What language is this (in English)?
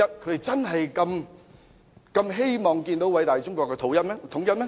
Cantonese